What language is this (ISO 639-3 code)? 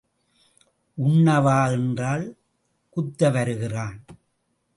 tam